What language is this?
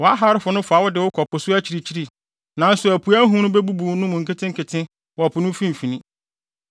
Akan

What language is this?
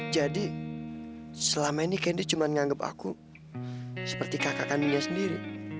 Indonesian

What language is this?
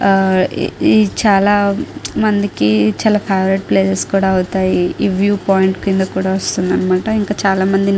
Telugu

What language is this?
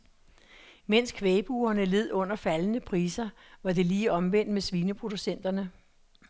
Danish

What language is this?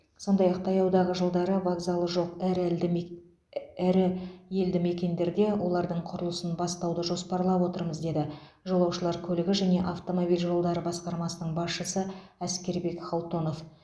Kazakh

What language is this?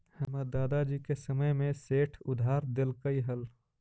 Magahi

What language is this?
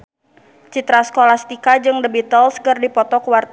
Sundanese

